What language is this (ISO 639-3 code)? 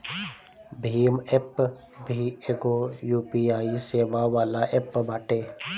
bho